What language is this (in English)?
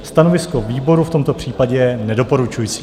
Czech